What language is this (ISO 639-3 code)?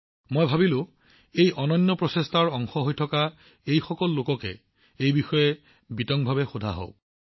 asm